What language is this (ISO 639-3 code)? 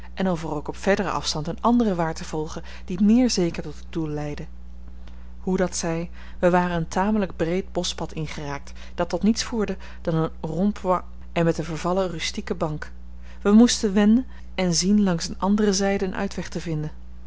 nld